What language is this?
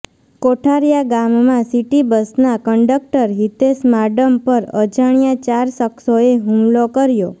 Gujarati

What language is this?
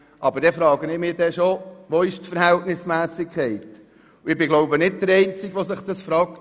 Swiss German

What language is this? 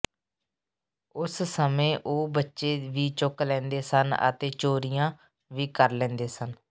Punjabi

